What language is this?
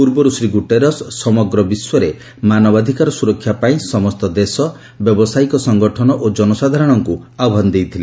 Odia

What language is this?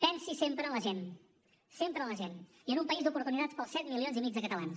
Catalan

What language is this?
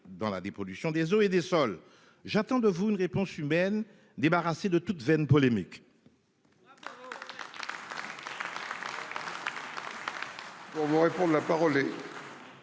French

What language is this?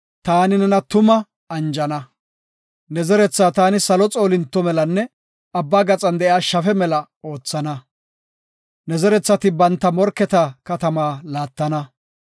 Gofa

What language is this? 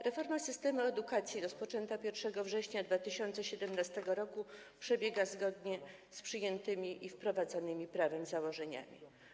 Polish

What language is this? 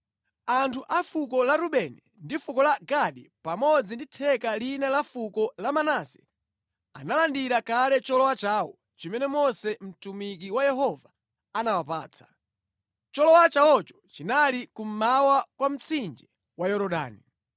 Nyanja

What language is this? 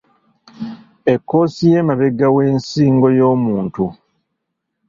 Ganda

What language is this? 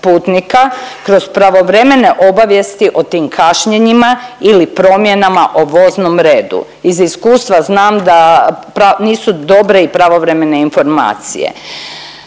Croatian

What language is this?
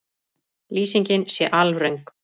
Icelandic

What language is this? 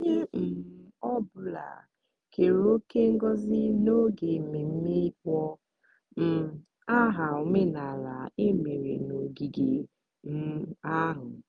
Igbo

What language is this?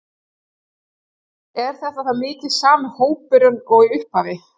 Icelandic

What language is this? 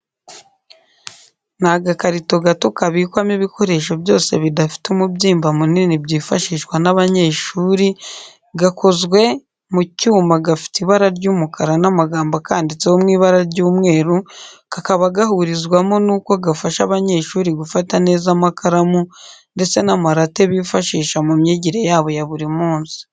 Kinyarwanda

